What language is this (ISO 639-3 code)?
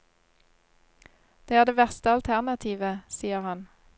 nor